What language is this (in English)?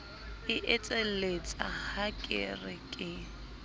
Southern Sotho